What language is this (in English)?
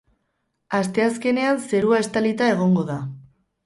Basque